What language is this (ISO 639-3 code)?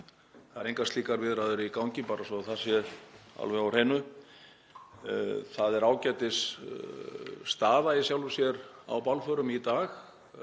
isl